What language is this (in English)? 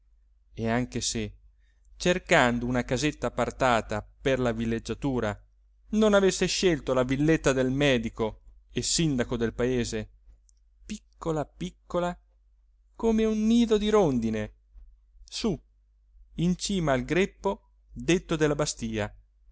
Italian